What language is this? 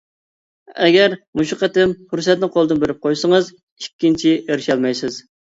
Uyghur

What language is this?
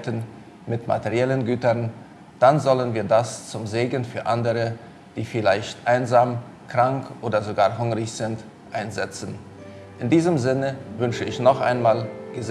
German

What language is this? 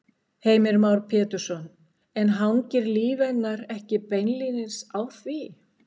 Icelandic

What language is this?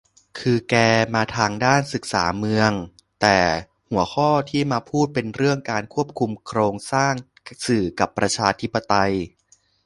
Thai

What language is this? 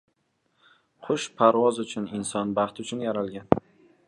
Uzbek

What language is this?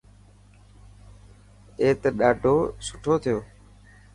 Dhatki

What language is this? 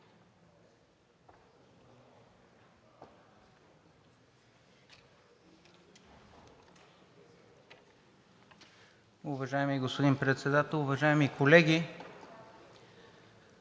Bulgarian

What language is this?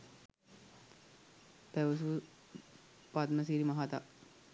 Sinhala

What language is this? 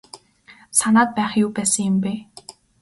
Mongolian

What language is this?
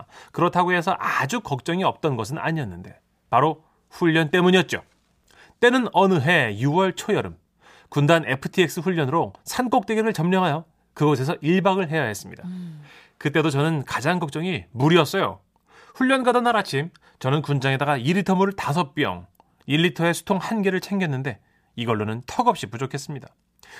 Korean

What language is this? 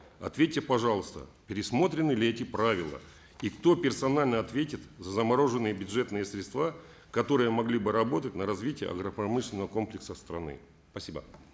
Kazakh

